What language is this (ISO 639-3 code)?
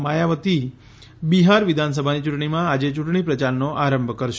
guj